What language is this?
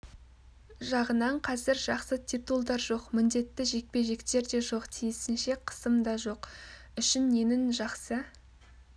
Kazakh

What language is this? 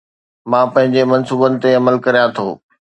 Sindhi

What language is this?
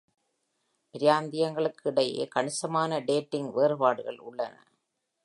Tamil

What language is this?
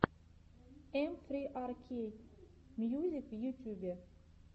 Russian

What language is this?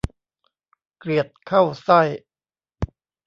Thai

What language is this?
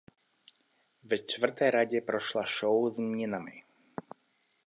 Czech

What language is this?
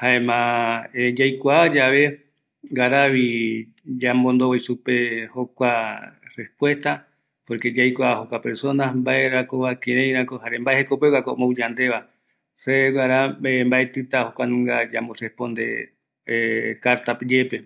Eastern Bolivian Guaraní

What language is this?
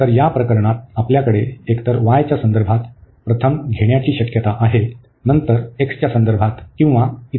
Marathi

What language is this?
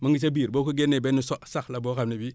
Wolof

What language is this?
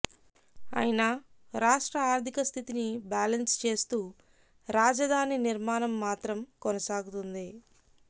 Telugu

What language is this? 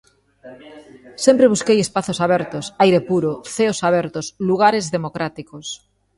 Galician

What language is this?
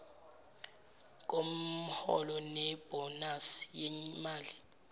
Zulu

